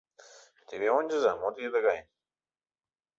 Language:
Mari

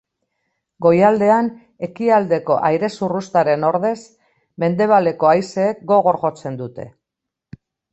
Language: Basque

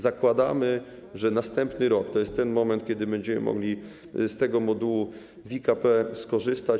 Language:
Polish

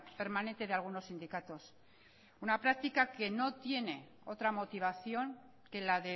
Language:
Spanish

